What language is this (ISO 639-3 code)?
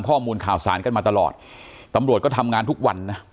tha